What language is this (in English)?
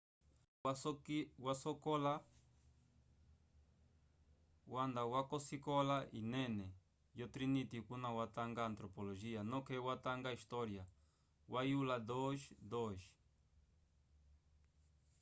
Umbundu